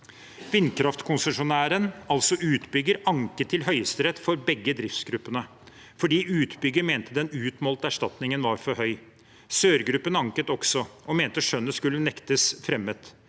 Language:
Norwegian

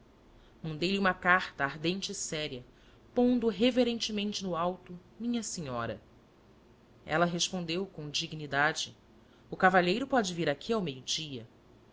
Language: Portuguese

